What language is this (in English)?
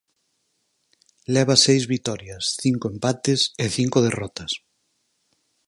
Galician